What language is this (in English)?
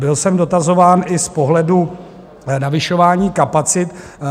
Czech